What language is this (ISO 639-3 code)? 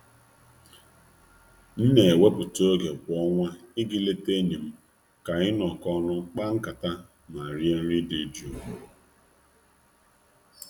ibo